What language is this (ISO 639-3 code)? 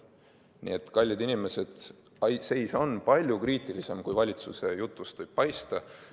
est